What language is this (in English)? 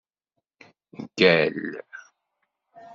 Kabyle